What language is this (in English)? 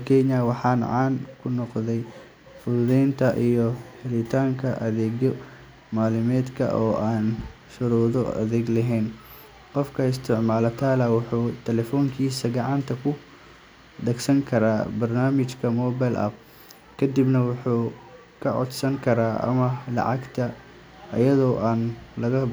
Somali